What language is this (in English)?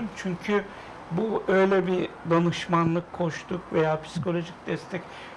Turkish